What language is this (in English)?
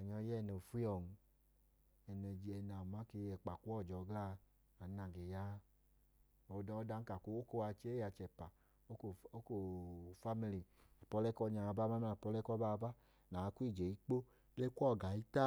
Idoma